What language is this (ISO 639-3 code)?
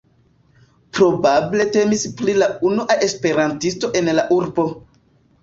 epo